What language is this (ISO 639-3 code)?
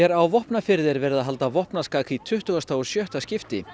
isl